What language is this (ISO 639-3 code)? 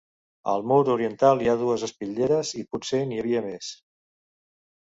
cat